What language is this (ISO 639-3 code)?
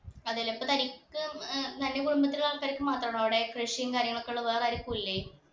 mal